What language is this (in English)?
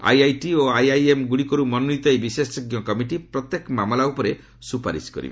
Odia